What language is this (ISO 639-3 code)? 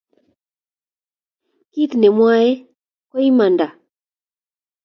kln